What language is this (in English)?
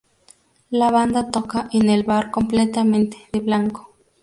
Spanish